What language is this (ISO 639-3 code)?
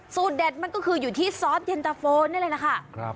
tha